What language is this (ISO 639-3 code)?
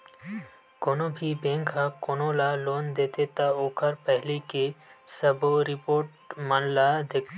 hne